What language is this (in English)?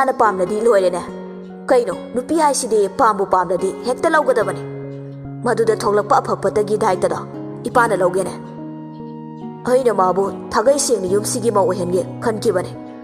Indonesian